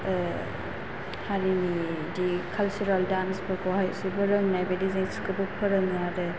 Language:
Bodo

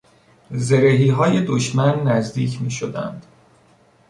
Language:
Persian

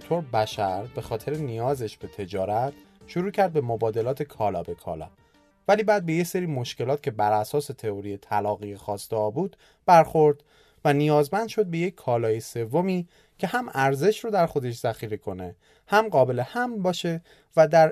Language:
Persian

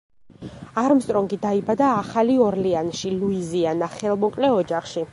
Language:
Georgian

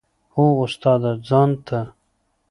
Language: Pashto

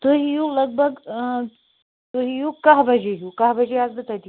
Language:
Kashmiri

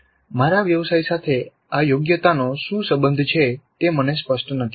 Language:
Gujarati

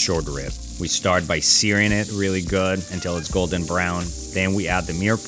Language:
English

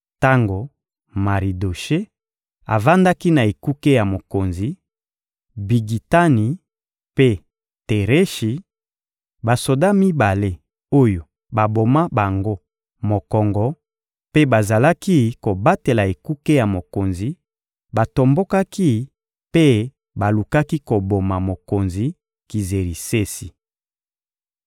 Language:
Lingala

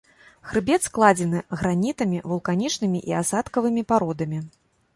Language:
Belarusian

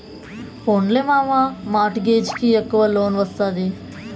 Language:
Telugu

